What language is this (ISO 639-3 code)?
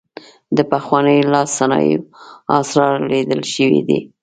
pus